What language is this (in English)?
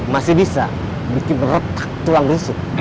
Indonesian